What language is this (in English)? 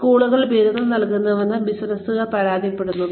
Malayalam